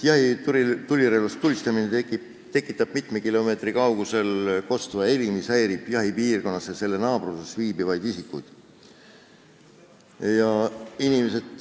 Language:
Estonian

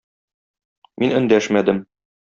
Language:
Tatar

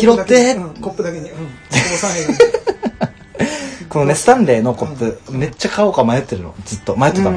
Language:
Japanese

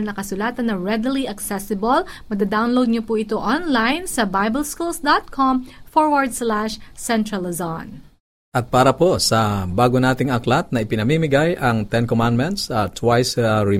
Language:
Filipino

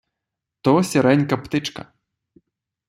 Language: Ukrainian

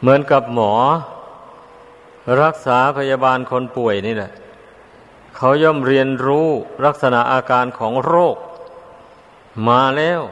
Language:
Thai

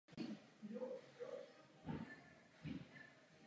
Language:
Czech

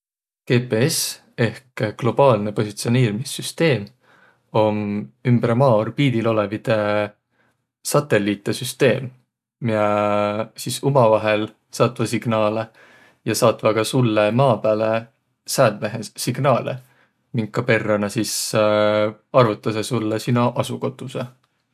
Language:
Võro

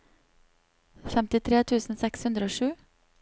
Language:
Norwegian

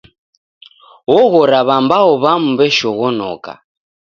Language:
Taita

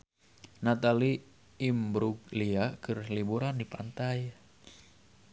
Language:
Sundanese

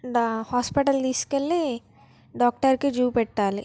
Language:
Telugu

